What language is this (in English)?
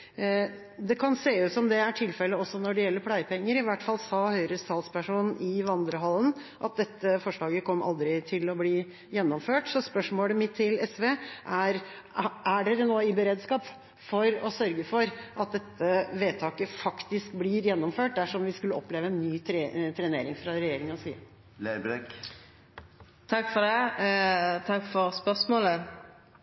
Norwegian